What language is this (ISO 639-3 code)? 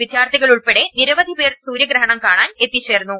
mal